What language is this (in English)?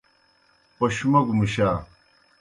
Kohistani Shina